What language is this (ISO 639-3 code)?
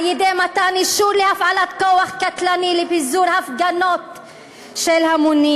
heb